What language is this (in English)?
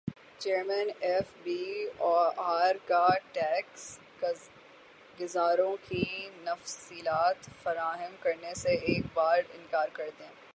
Urdu